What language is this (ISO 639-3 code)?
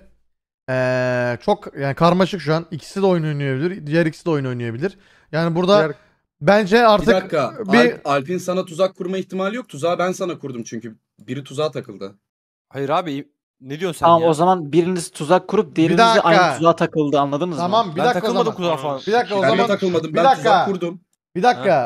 tur